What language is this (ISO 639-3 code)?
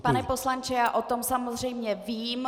ces